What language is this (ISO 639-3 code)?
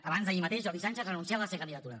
cat